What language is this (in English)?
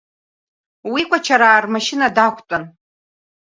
Abkhazian